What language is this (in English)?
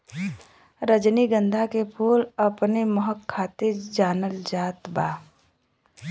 Bhojpuri